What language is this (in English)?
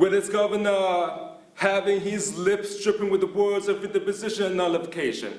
English